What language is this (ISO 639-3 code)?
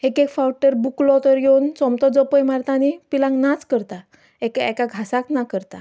kok